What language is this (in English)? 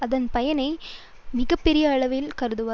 Tamil